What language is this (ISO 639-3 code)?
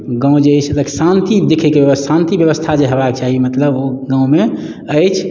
mai